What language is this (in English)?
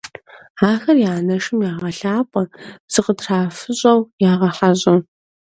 Kabardian